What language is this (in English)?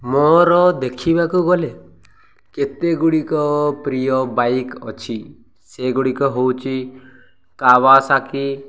Odia